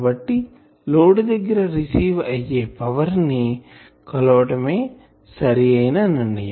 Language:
Telugu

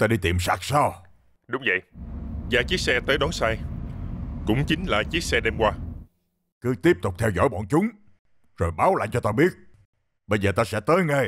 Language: Vietnamese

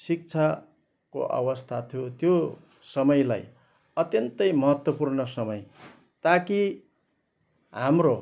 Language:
Nepali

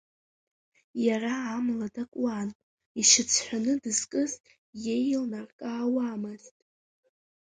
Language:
Abkhazian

